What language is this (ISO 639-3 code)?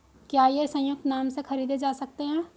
hin